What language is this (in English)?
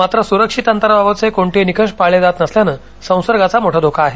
Marathi